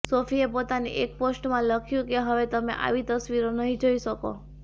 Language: Gujarati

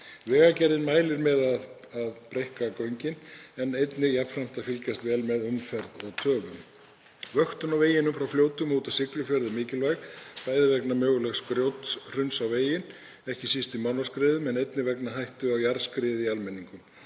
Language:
Icelandic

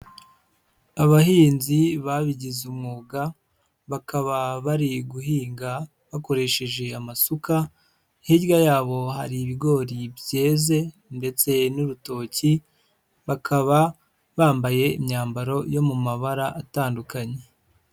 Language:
Kinyarwanda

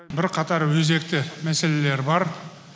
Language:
Kazakh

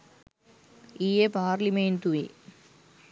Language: Sinhala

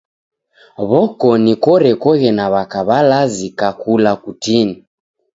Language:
Taita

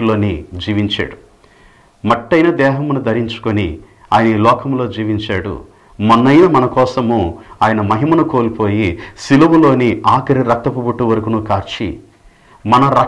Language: Telugu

